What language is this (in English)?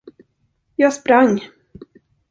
Swedish